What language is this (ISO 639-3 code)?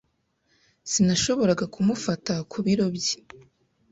kin